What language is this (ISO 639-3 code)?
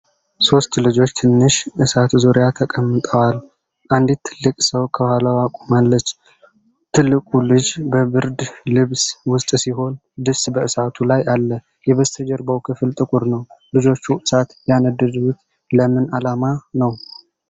amh